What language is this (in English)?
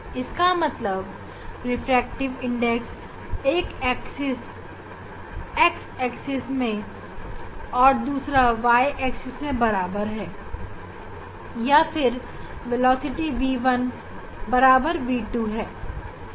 Hindi